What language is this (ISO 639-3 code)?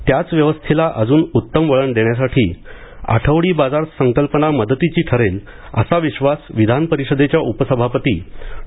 mar